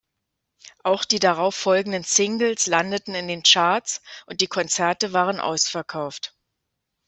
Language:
German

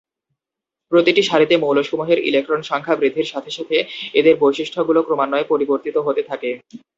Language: Bangla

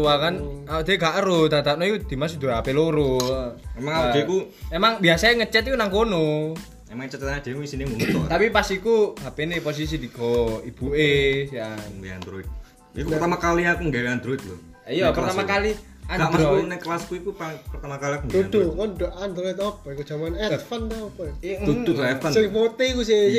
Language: Indonesian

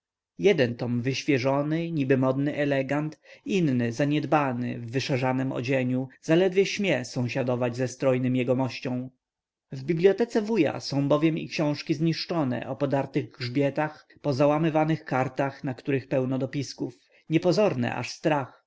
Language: Polish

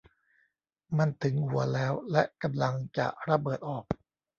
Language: Thai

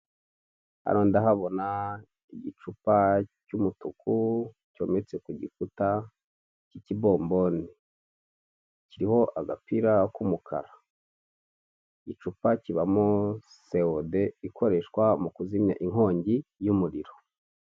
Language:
Kinyarwanda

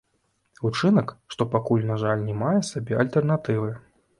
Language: Belarusian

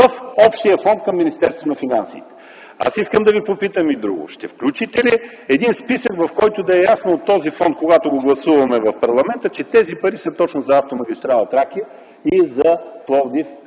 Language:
Bulgarian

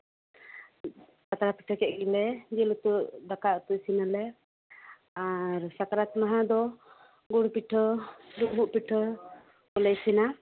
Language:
Santali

